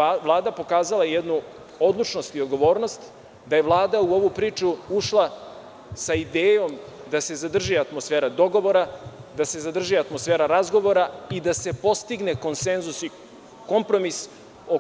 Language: Serbian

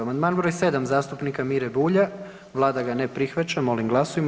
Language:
Croatian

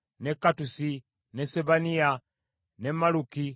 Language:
Ganda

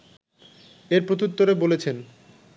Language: Bangla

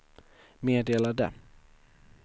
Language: Swedish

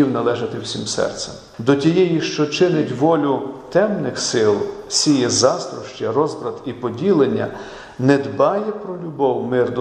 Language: Ukrainian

